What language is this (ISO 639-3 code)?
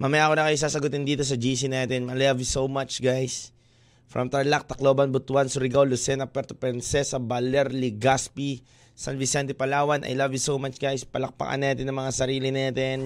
fil